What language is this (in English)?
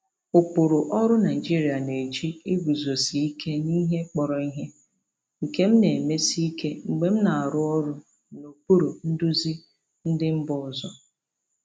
Igbo